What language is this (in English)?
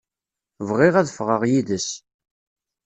Kabyle